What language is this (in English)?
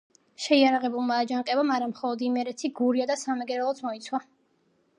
Georgian